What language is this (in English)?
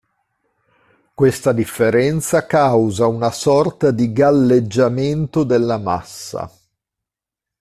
Italian